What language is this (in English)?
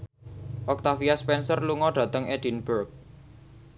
Javanese